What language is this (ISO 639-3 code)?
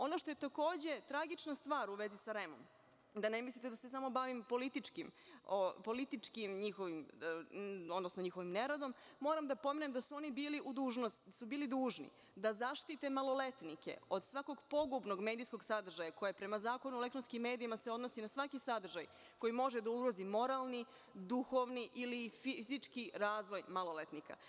srp